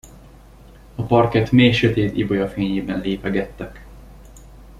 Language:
Hungarian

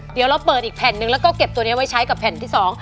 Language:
Thai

